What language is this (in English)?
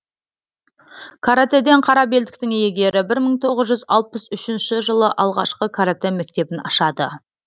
Kazakh